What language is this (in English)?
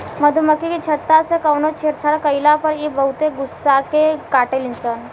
Bhojpuri